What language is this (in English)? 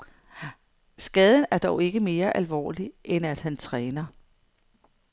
Danish